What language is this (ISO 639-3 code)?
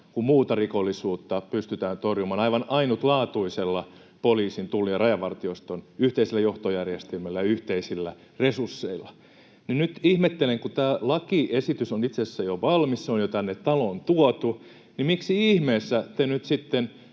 fin